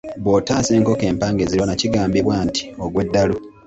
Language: Ganda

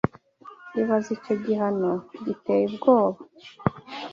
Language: Kinyarwanda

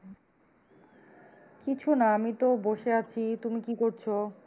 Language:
Bangla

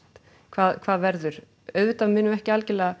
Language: Icelandic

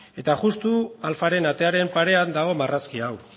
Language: Basque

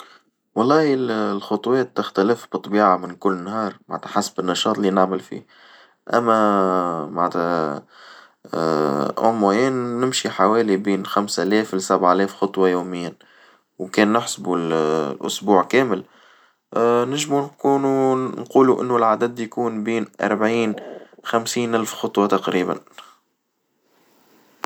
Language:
Tunisian Arabic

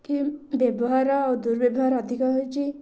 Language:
Odia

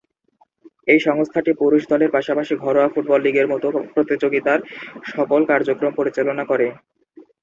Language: Bangla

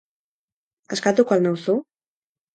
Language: Basque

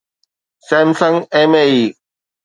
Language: Sindhi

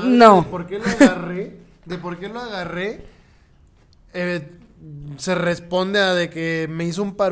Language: Spanish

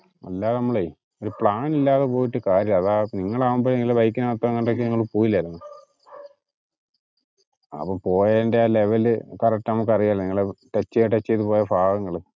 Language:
Malayalam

